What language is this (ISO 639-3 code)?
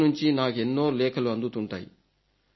tel